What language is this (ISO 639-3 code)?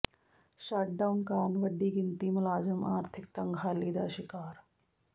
pan